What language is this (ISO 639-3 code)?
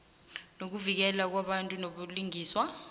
nbl